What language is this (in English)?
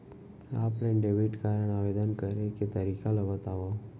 Chhattisgarhi